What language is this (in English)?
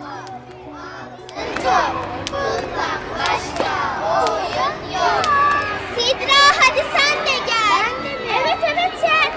Turkish